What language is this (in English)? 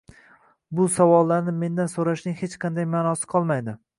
Uzbek